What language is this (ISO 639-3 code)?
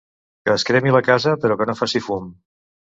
cat